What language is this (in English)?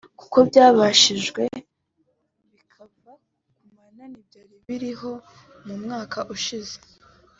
Kinyarwanda